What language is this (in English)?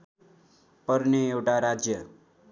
Nepali